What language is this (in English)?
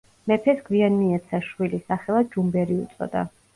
Georgian